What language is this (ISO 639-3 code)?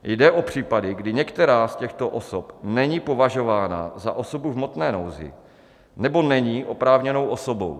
ces